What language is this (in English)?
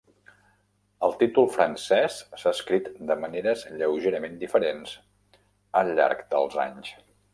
Catalan